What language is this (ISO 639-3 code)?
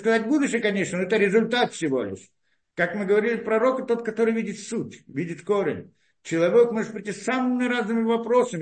rus